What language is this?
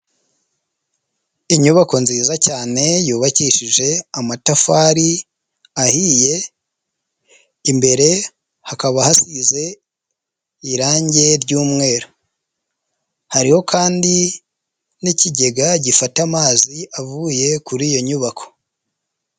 Kinyarwanda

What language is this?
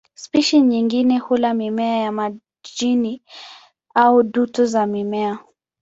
Swahili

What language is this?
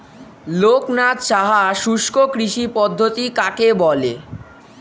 Bangla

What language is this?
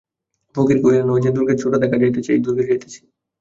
Bangla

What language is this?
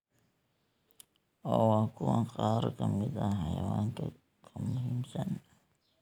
Somali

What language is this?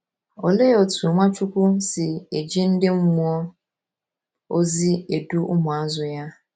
Igbo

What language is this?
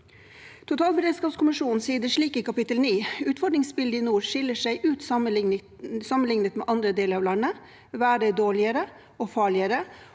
Norwegian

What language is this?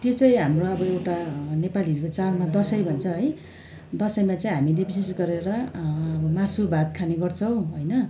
Nepali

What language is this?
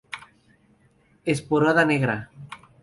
Spanish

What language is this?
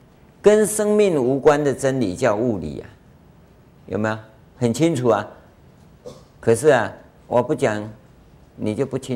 Chinese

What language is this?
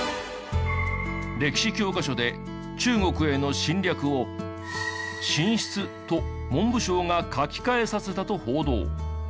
Japanese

